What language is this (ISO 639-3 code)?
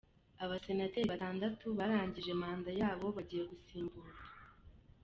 kin